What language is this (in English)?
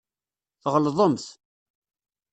Kabyle